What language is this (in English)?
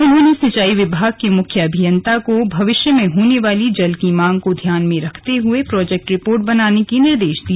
Hindi